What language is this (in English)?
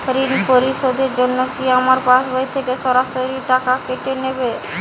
Bangla